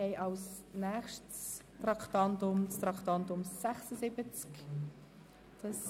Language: Swiss German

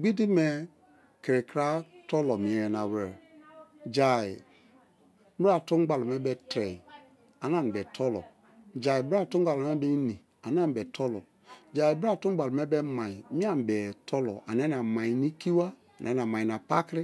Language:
Kalabari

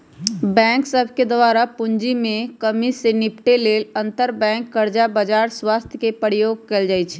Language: Magahi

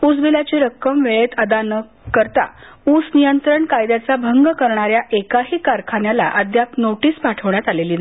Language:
Marathi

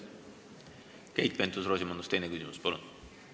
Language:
Estonian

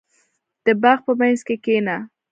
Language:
Pashto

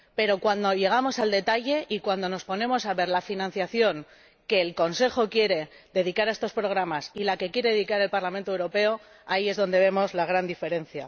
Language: Spanish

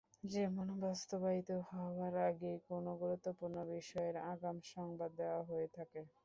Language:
Bangla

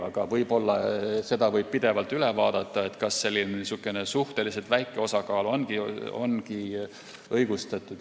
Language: Estonian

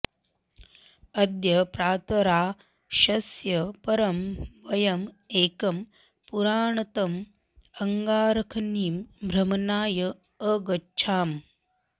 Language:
Sanskrit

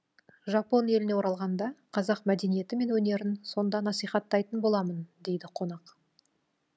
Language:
Kazakh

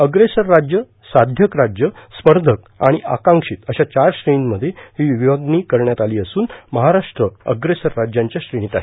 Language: Marathi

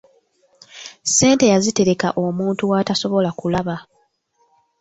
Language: Ganda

